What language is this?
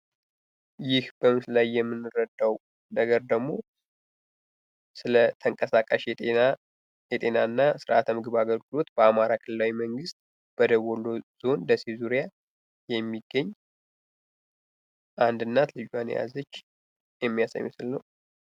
Amharic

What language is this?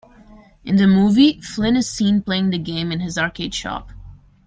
English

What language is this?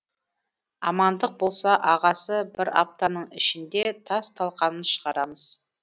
Kazakh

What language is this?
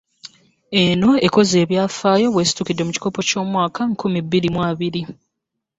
Ganda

